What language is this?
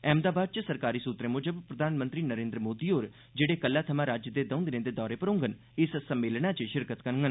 Dogri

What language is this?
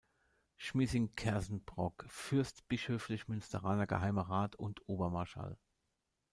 German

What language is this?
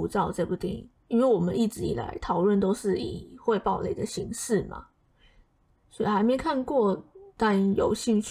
Chinese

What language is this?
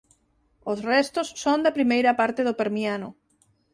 Galician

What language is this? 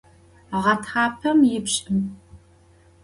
Adyghe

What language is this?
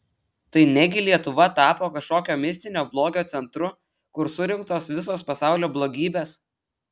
Lithuanian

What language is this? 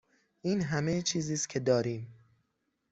Persian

